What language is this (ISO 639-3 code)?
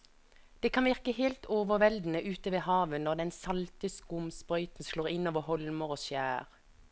nor